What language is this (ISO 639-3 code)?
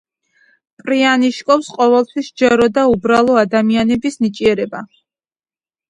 kat